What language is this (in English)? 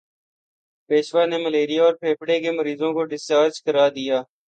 Urdu